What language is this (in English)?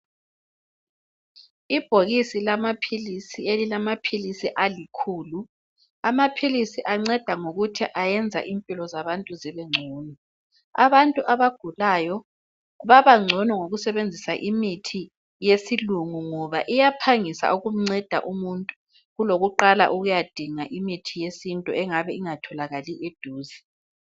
North Ndebele